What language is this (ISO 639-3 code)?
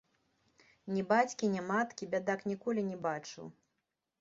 bel